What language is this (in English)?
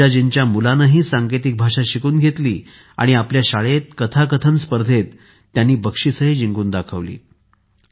Marathi